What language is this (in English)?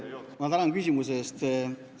Estonian